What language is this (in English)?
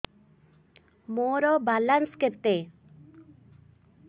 Odia